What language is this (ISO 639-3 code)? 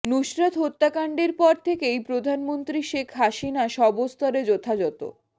ben